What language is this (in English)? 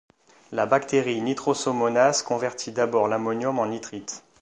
French